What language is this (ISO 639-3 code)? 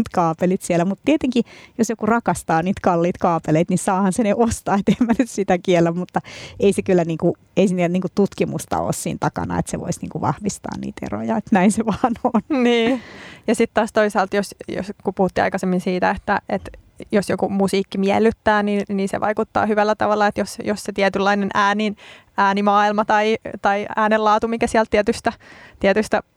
fin